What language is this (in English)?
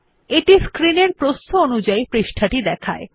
Bangla